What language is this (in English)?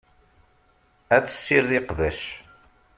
Kabyle